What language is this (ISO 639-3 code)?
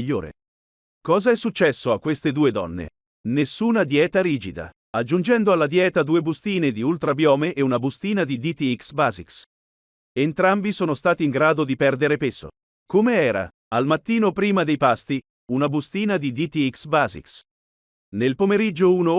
ita